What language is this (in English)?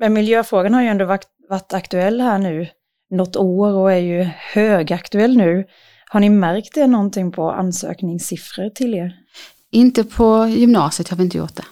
Swedish